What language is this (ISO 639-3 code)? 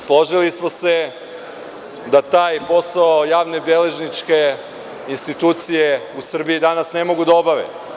srp